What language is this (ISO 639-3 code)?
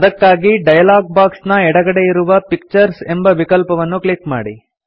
kan